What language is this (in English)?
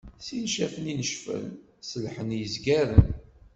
Kabyle